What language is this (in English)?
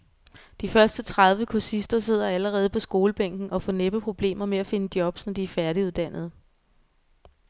Danish